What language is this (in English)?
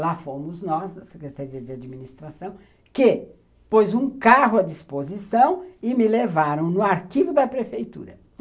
Portuguese